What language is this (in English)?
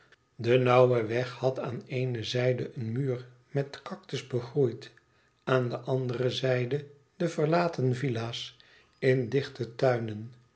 Dutch